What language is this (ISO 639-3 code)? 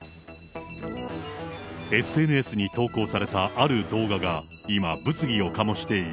jpn